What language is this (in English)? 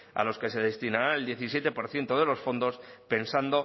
Spanish